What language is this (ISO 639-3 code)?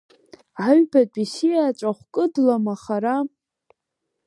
abk